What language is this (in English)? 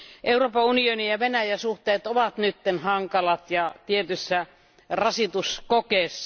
Finnish